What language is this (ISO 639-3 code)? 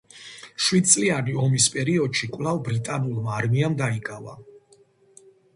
kat